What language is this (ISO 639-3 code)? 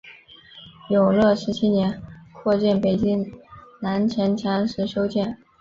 zho